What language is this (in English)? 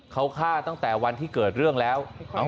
Thai